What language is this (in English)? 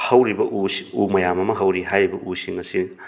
Manipuri